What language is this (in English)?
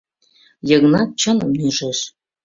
Mari